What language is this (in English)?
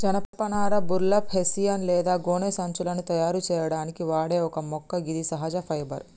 Telugu